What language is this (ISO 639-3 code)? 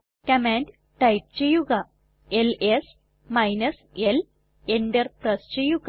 mal